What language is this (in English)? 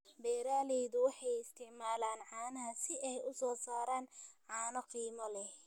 Somali